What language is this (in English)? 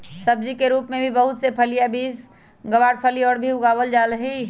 Magahi